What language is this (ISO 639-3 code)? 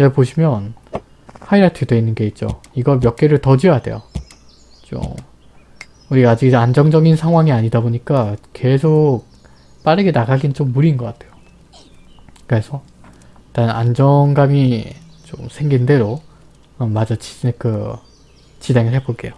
kor